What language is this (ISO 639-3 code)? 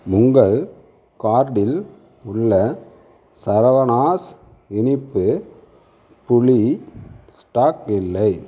tam